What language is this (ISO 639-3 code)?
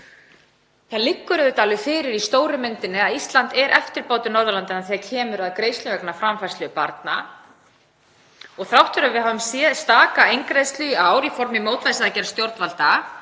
isl